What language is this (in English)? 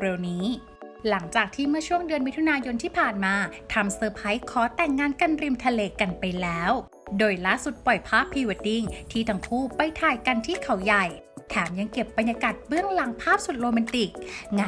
Thai